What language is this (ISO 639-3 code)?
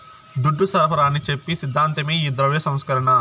tel